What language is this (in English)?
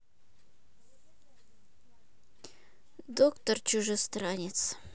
Russian